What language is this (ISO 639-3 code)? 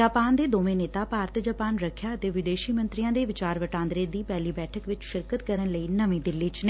pan